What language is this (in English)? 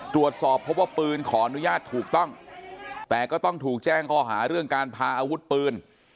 Thai